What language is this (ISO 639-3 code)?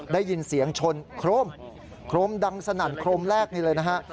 tha